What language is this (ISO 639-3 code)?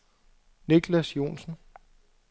dan